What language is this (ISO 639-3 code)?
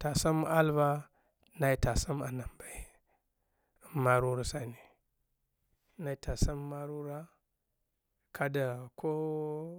dgh